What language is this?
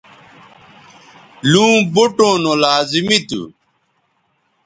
Bateri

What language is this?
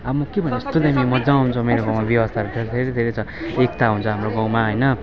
Nepali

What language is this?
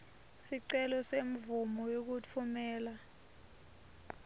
Swati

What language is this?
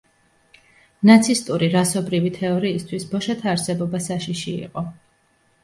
Georgian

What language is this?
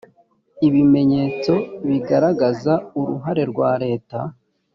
Kinyarwanda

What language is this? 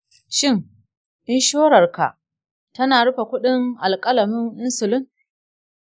Hausa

